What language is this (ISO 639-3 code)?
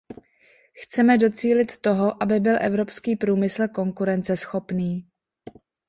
ces